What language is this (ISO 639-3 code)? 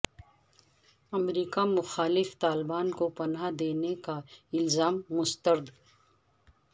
urd